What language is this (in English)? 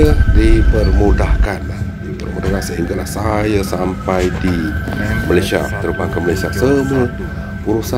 Malay